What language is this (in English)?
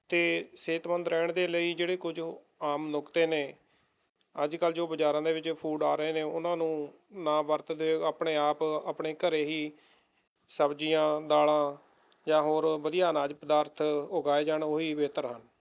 Punjabi